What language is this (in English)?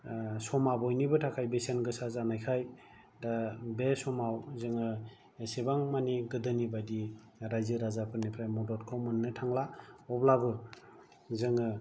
Bodo